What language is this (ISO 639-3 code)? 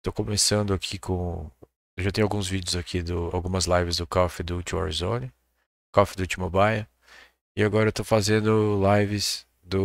por